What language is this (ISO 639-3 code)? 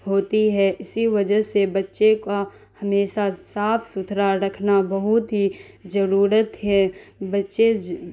urd